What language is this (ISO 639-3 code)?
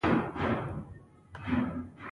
pus